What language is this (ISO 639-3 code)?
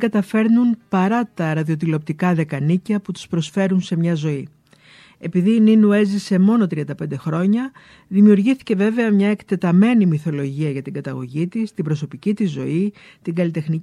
ell